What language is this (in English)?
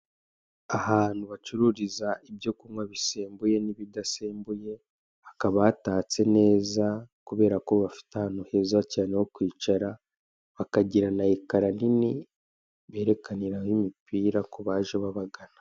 Kinyarwanda